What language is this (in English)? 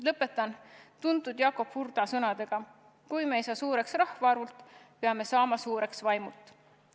Estonian